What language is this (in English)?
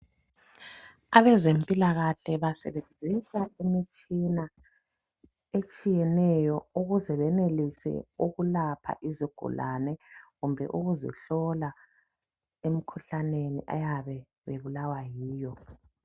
North Ndebele